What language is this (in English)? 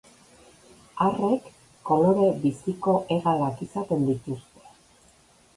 Basque